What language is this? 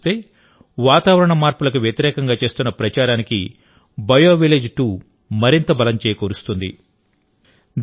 Telugu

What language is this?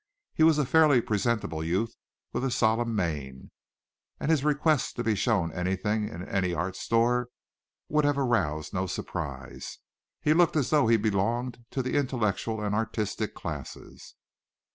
English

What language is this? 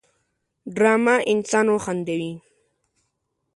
Pashto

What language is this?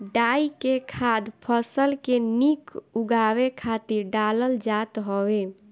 Bhojpuri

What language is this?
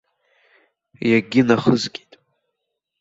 Abkhazian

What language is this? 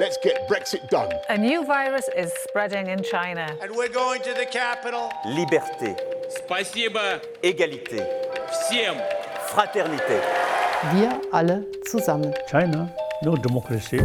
Czech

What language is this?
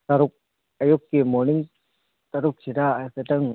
Manipuri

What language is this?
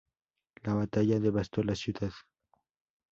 Spanish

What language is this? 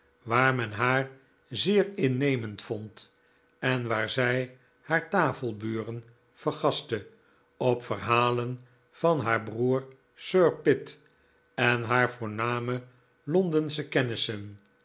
Dutch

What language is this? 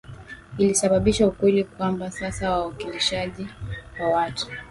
Swahili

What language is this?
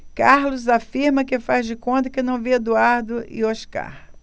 Portuguese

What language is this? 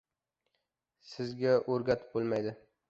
Uzbek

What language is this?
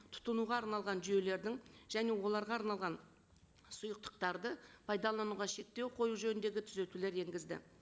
Kazakh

